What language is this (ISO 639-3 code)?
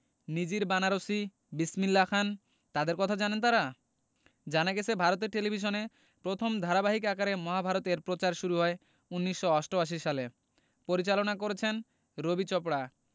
ben